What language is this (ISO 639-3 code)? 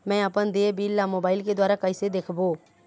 hne